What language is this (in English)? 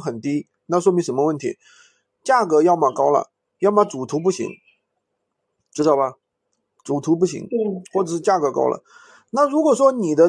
Chinese